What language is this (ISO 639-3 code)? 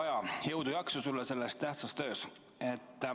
est